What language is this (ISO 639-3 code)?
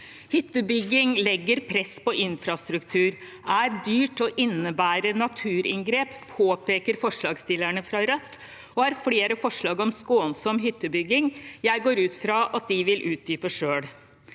nor